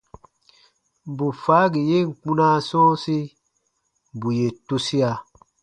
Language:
Baatonum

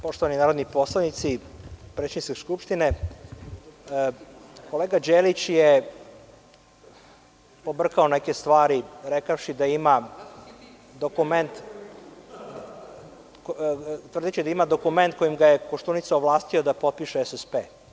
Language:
Serbian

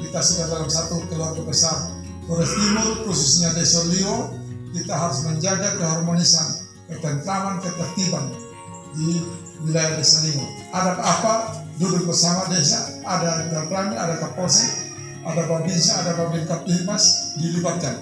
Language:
Indonesian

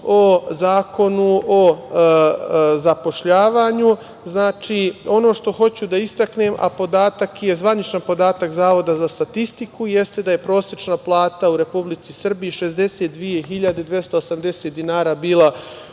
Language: Serbian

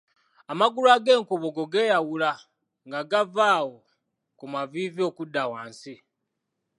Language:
Ganda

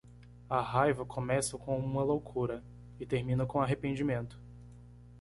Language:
Portuguese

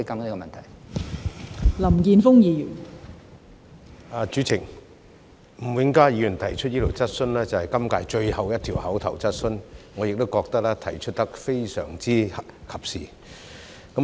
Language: Cantonese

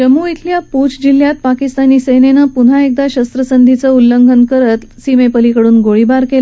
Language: Marathi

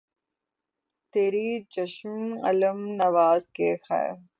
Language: Urdu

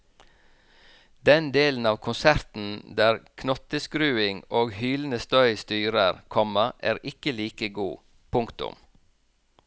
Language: Norwegian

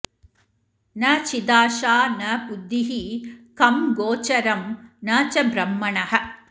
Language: Sanskrit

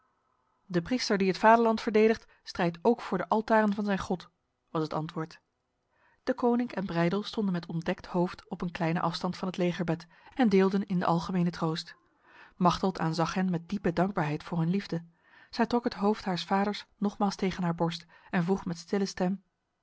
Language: Dutch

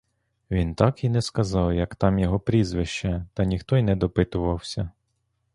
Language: Ukrainian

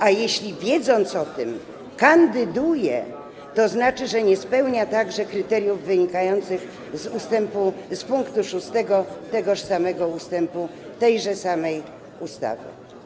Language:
Polish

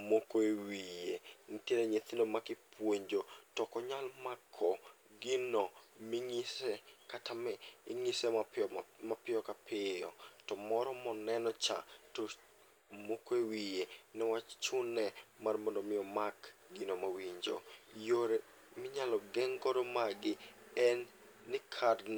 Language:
Luo (Kenya and Tanzania)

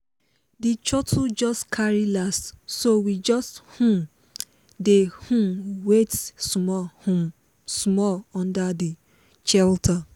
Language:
Nigerian Pidgin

